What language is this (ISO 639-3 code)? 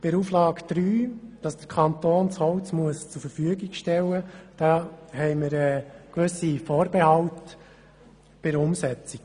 gsw